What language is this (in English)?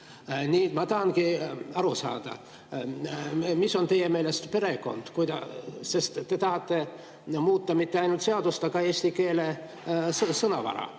Estonian